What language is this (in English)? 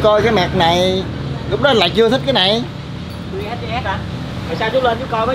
Vietnamese